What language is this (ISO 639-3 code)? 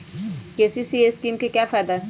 mag